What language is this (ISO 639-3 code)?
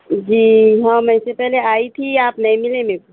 urd